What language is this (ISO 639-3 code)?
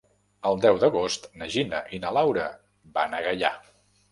cat